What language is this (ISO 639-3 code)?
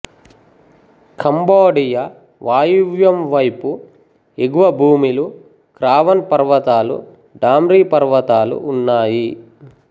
tel